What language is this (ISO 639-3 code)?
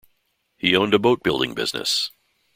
eng